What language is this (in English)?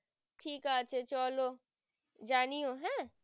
Bangla